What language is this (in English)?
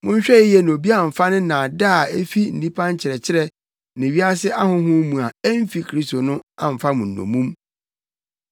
Akan